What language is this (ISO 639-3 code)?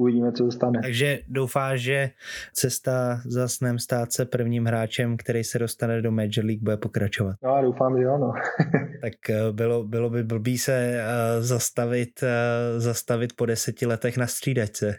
ces